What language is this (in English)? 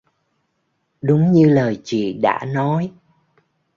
Vietnamese